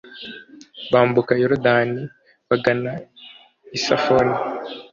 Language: Kinyarwanda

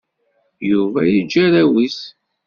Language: Kabyle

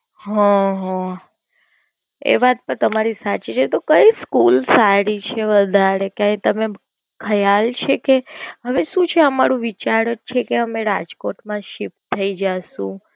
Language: Gujarati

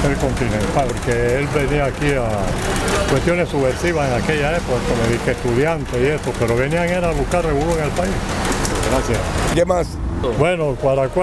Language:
Spanish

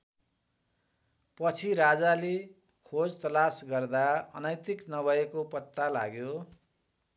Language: Nepali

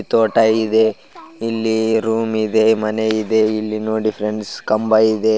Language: Kannada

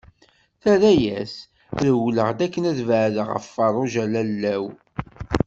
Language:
Kabyle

